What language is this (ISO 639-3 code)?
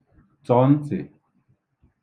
ibo